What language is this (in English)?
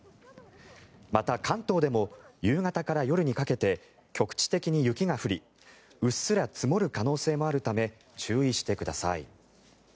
Japanese